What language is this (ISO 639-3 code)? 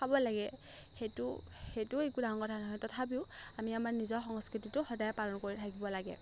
asm